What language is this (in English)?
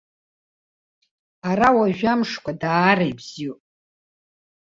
Abkhazian